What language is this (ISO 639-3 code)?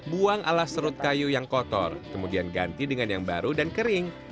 ind